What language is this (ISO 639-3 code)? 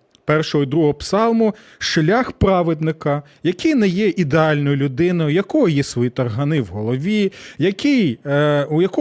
ukr